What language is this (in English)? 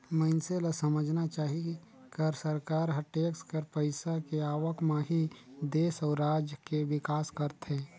Chhattisgarhi